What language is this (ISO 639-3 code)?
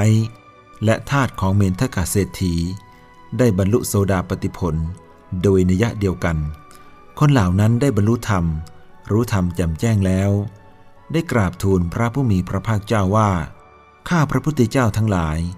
tha